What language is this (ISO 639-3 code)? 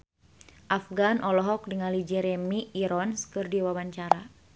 sun